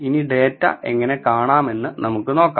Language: Malayalam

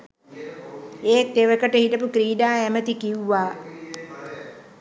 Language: Sinhala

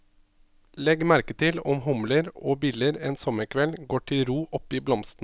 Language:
Norwegian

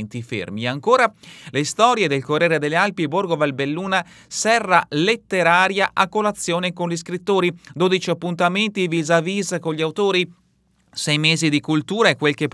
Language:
Italian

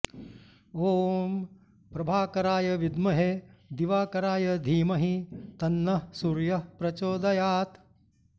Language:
Sanskrit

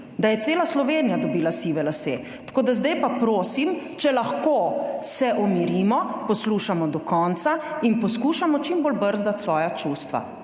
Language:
Slovenian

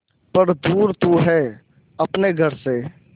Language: Hindi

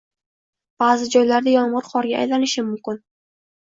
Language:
Uzbek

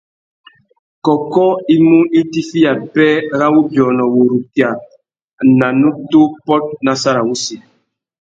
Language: Tuki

